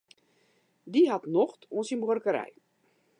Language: Western Frisian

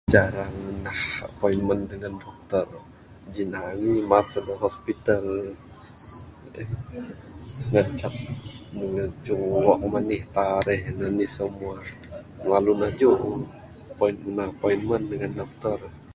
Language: Bukar-Sadung Bidayuh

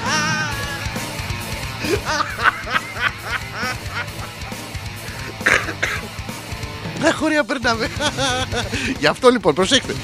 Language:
Greek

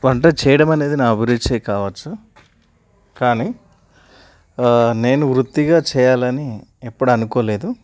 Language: Telugu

